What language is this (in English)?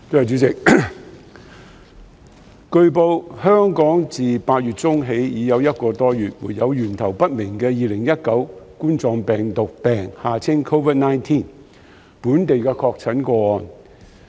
Cantonese